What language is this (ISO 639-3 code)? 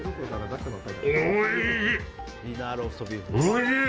jpn